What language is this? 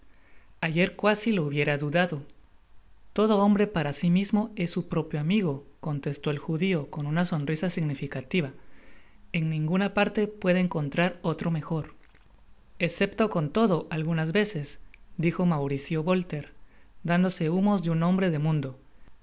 Spanish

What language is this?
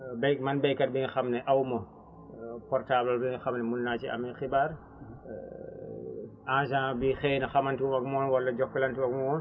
Wolof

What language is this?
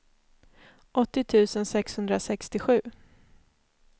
Swedish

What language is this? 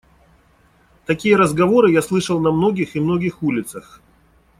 Russian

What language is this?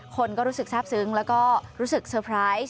Thai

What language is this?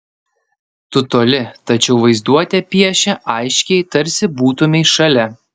Lithuanian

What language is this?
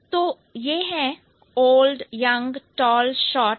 Hindi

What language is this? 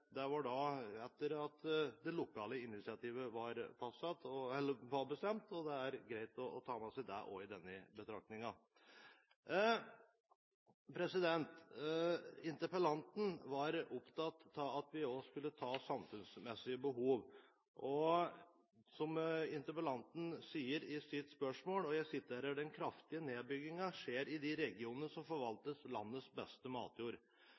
Norwegian Bokmål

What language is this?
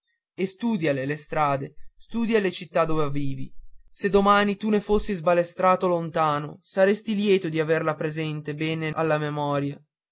Italian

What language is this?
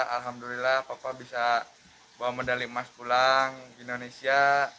Indonesian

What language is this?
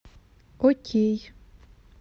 Russian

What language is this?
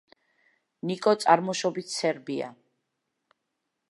Georgian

